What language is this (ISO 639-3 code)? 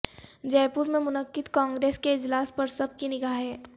urd